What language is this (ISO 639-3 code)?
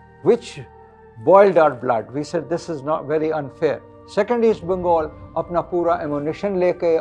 urd